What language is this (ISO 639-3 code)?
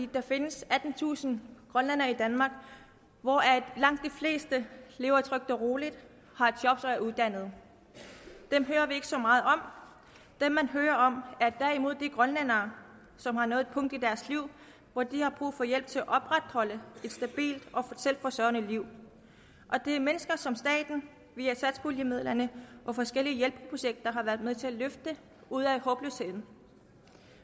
dan